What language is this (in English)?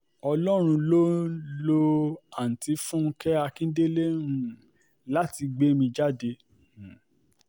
Yoruba